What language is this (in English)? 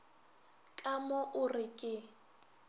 Northern Sotho